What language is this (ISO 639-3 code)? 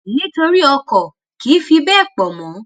yor